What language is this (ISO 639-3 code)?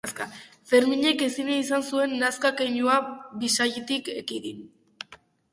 eus